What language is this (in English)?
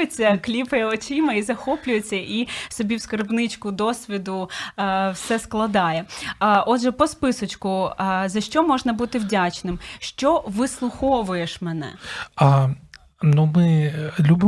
Ukrainian